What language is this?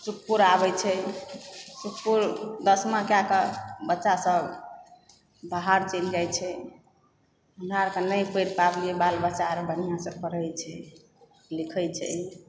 Maithili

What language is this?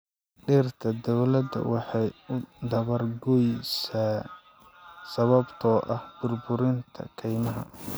Somali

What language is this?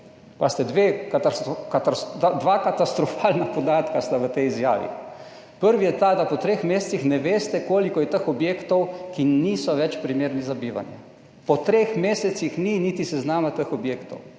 Slovenian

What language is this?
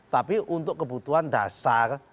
Indonesian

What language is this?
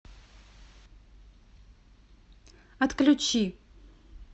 Russian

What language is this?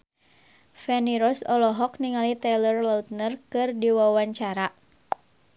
Sundanese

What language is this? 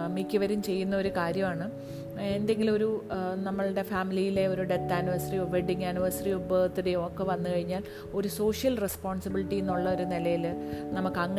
Malayalam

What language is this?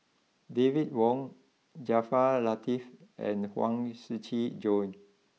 English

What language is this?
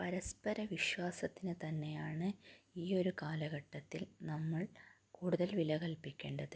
Malayalam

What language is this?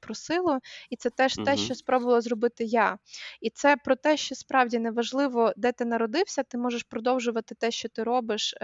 Ukrainian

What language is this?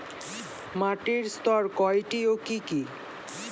Bangla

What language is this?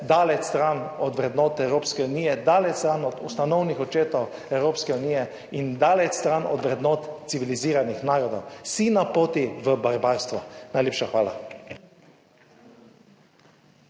Slovenian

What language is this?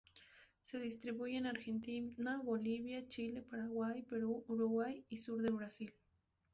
Spanish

